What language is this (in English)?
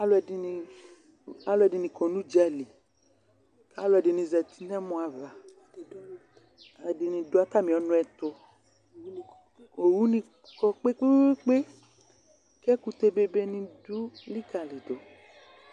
Ikposo